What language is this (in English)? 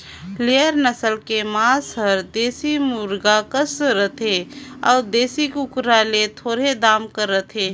Chhattisgarhi